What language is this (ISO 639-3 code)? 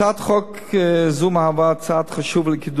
heb